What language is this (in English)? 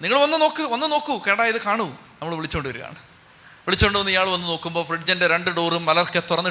Malayalam